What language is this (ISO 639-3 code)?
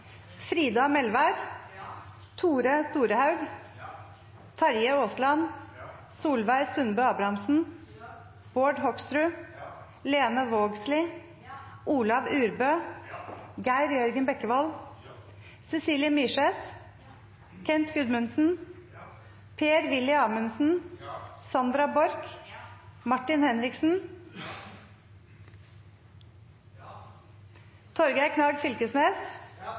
nno